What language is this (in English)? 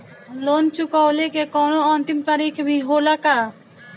Bhojpuri